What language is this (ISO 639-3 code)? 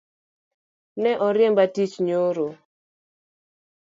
luo